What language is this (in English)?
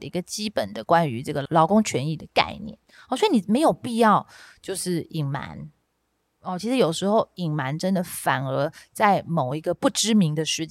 Chinese